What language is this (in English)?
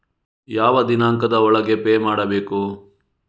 Kannada